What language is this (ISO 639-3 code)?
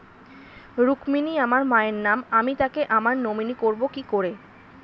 ben